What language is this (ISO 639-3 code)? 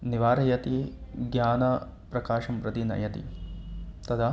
san